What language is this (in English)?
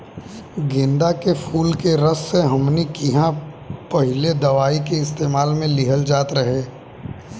Bhojpuri